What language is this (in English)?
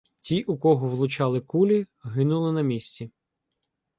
Ukrainian